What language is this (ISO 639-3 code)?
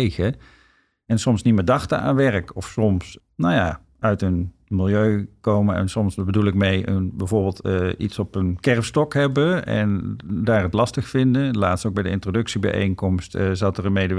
nld